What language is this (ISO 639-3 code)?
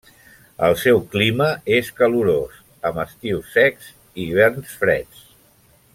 cat